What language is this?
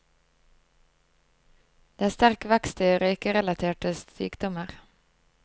Norwegian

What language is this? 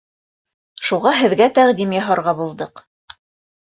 Bashkir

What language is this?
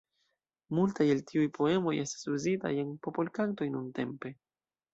Esperanto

